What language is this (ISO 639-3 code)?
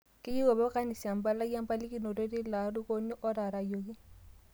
mas